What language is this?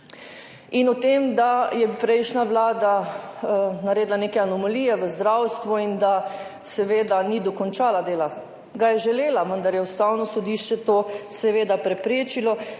Slovenian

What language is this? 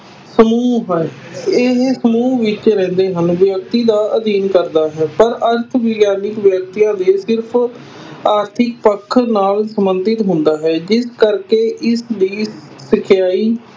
Punjabi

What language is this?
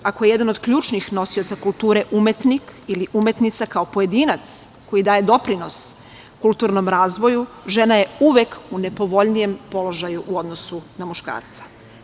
Serbian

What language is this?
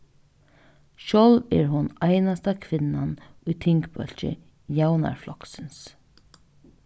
Faroese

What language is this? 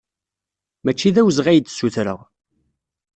Kabyle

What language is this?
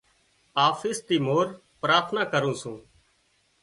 Wadiyara Koli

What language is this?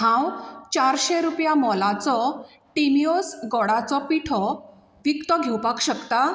Konkani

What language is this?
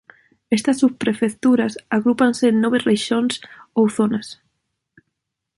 Galician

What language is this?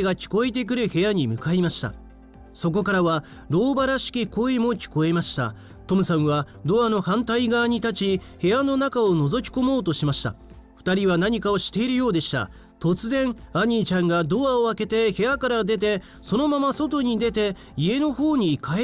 Japanese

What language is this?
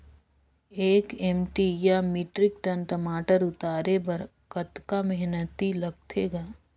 Chhattisgarhi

